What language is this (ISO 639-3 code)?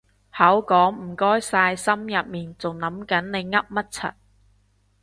yue